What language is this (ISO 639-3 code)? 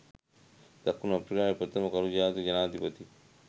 sin